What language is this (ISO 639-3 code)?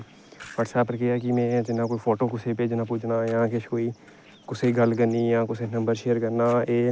doi